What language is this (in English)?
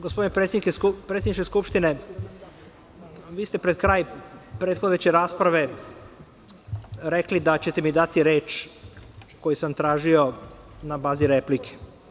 Serbian